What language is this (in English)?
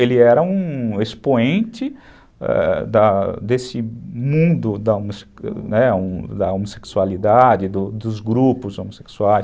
Portuguese